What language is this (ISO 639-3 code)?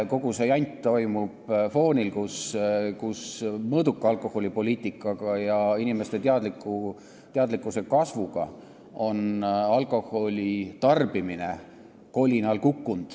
est